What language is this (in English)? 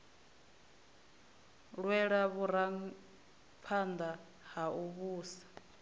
Venda